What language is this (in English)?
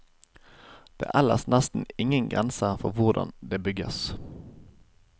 Norwegian